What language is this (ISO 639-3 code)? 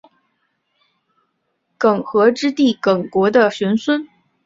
zho